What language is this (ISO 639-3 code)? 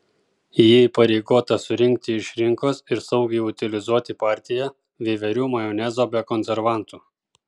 lit